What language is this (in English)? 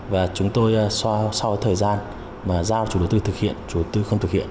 Vietnamese